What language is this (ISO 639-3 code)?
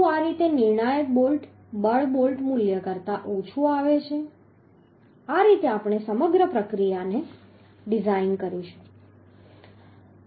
guj